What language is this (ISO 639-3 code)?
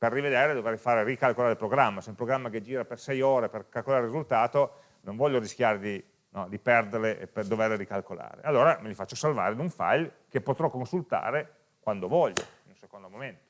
ita